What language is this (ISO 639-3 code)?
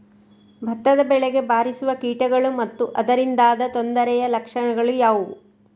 kan